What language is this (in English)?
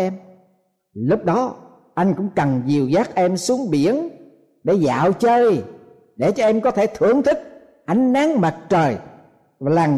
Vietnamese